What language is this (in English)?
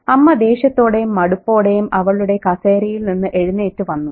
Malayalam